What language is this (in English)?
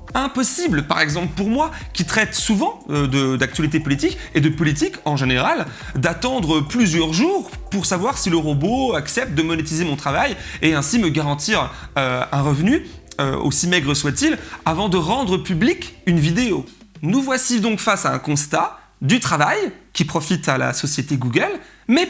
French